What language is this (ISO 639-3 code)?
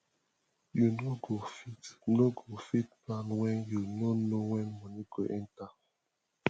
pcm